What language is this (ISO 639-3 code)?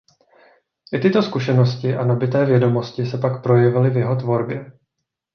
ces